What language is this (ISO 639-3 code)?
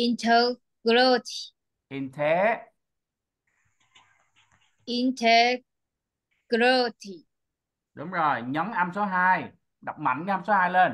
vie